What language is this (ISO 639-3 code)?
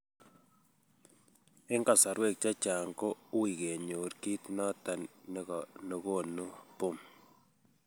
kln